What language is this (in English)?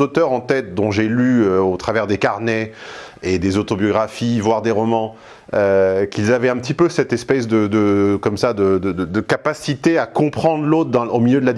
French